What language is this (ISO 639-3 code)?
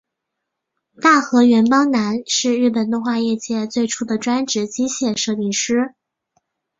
zho